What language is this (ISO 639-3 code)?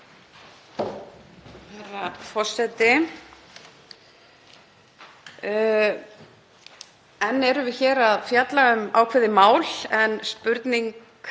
isl